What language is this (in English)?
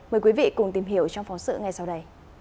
Vietnamese